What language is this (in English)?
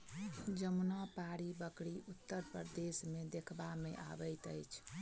Maithili